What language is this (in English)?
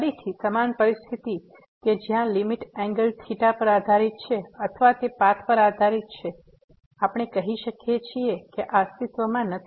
Gujarati